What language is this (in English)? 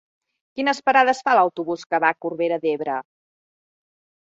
Catalan